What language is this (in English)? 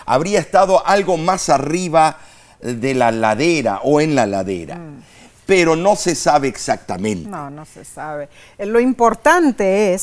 Spanish